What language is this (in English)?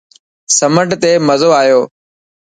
Dhatki